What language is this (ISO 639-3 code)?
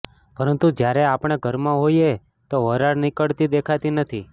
guj